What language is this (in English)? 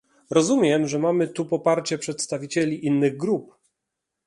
Polish